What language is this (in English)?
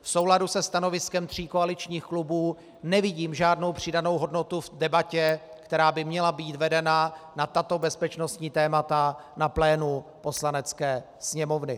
Czech